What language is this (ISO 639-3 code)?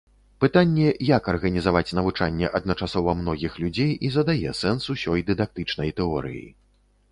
bel